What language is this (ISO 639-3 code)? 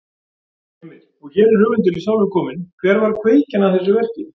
isl